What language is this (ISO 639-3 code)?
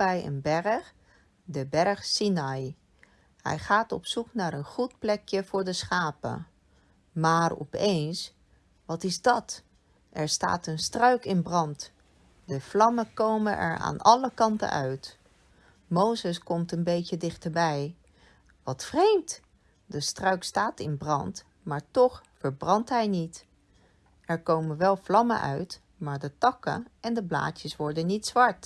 nld